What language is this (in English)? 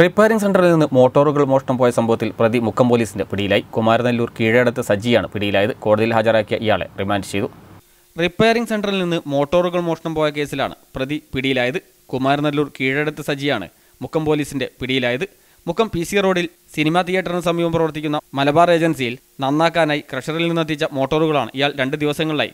Romanian